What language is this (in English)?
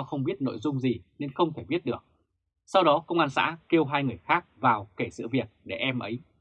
Vietnamese